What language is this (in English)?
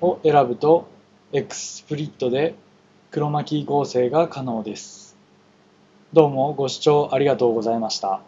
Japanese